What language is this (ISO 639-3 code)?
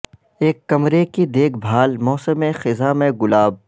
urd